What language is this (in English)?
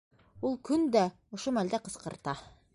Bashkir